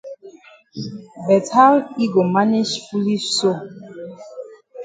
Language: Cameroon Pidgin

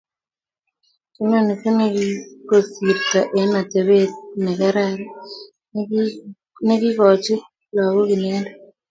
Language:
Kalenjin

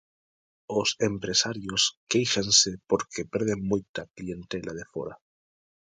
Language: Galician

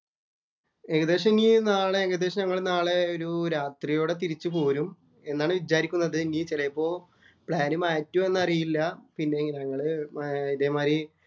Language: Malayalam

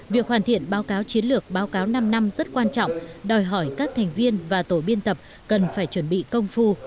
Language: Vietnamese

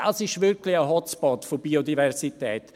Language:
Swiss German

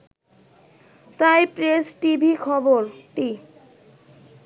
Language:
Bangla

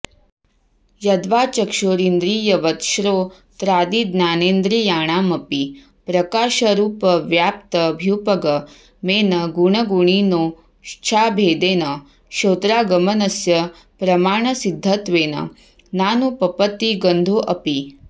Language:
Sanskrit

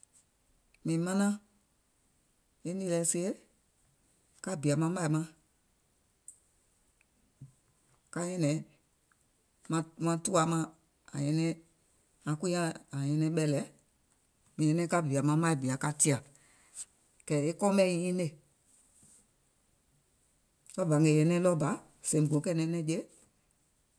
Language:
Gola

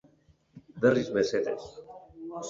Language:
Basque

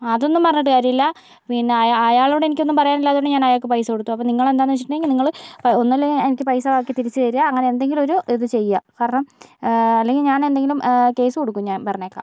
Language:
Malayalam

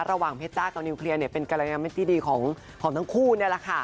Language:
Thai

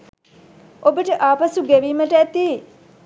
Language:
Sinhala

